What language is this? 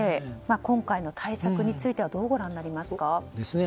Japanese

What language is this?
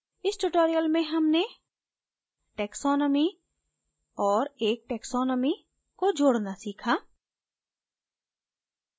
Hindi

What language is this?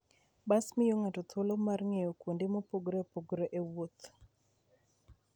Luo (Kenya and Tanzania)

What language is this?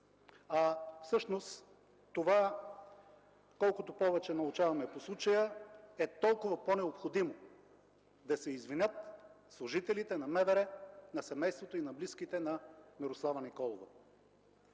Bulgarian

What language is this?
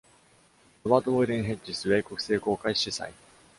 Japanese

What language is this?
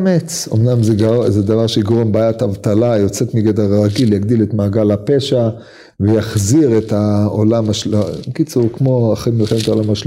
Hebrew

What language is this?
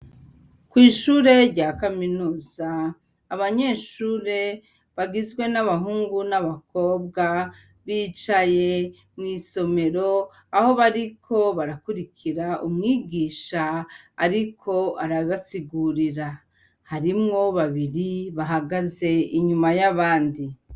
Rundi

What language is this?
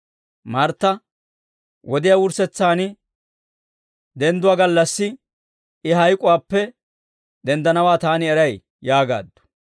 Dawro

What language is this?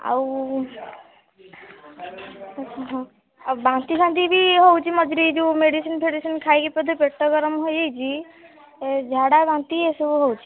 Odia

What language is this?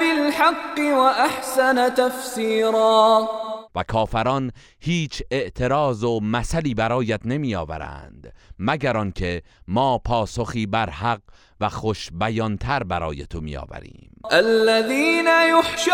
Persian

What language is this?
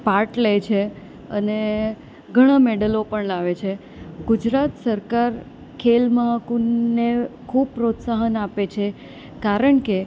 Gujarati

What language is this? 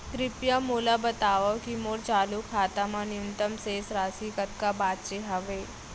Chhattisgarhi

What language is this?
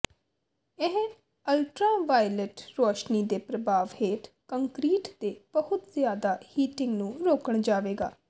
Punjabi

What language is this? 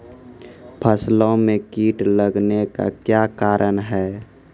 Maithili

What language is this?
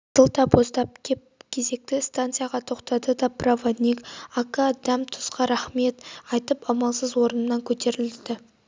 Kazakh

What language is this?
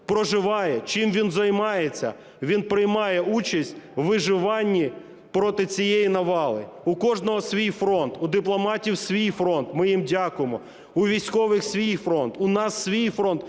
Ukrainian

